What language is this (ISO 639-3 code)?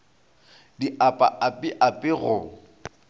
nso